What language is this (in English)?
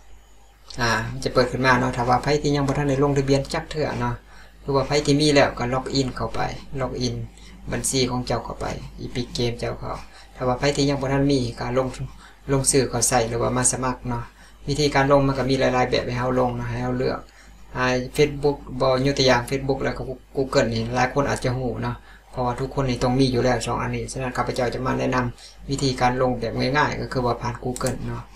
Thai